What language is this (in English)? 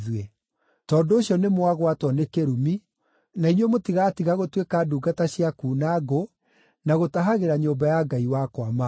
Kikuyu